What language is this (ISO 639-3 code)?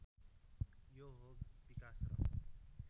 nep